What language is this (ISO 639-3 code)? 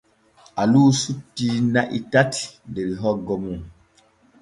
fue